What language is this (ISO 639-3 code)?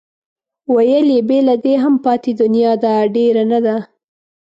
pus